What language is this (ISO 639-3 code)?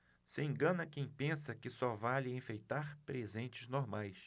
por